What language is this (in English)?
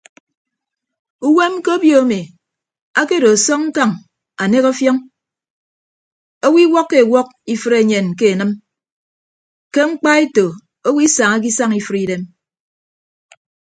Ibibio